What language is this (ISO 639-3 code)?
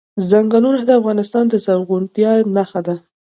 pus